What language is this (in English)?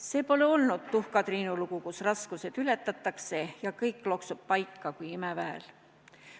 Estonian